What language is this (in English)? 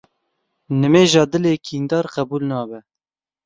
Kurdish